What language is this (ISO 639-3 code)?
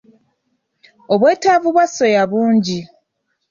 lug